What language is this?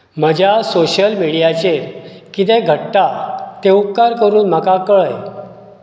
Konkani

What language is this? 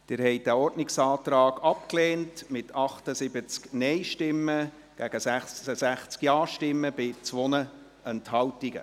Swiss German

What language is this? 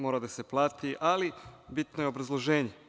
Serbian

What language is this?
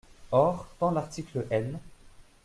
French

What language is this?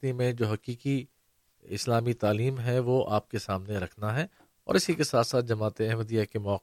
Urdu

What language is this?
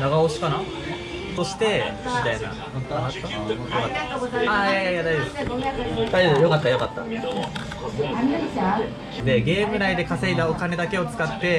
Japanese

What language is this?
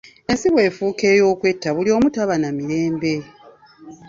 Ganda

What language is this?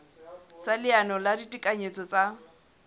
Southern Sotho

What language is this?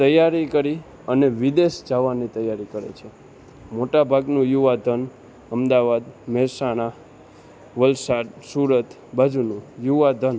Gujarati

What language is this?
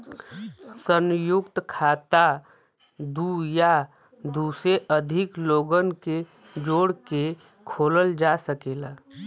Bhojpuri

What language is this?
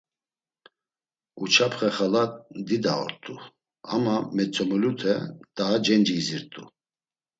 Laz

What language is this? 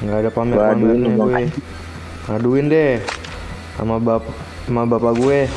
Indonesian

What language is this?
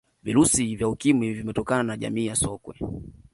Swahili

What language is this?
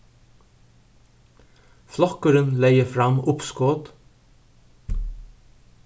Faroese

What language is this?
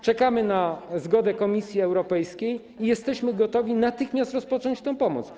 Polish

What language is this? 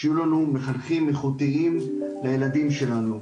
Hebrew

